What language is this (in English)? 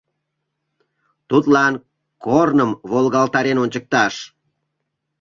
Mari